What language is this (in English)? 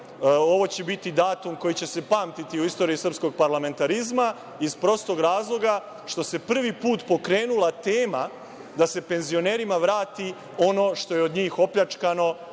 Serbian